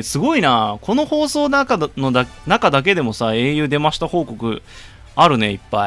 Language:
Japanese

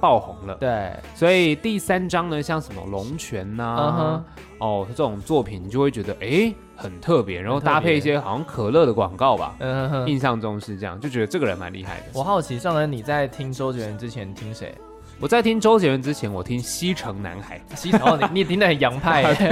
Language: Chinese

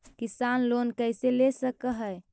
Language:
Magahi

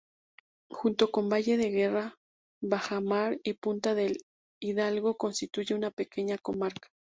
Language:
Spanish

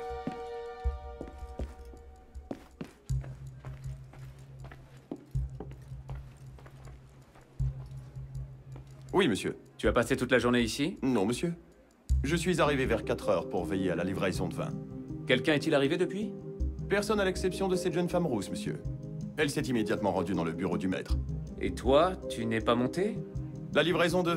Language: French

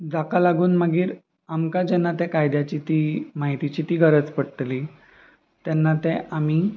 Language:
Konkani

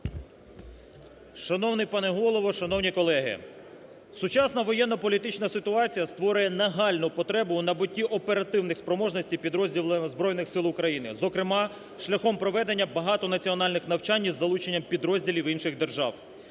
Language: Ukrainian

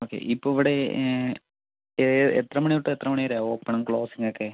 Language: Malayalam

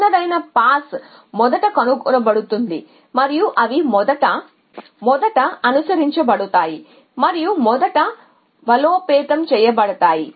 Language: Telugu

